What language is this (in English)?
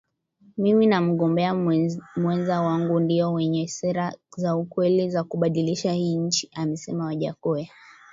Swahili